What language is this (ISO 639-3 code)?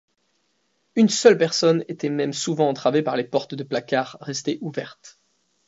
fra